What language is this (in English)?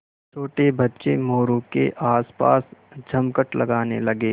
Hindi